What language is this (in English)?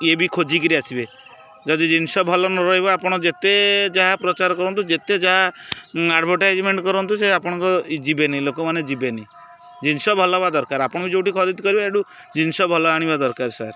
Odia